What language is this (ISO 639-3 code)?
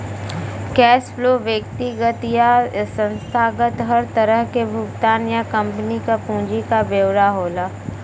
bho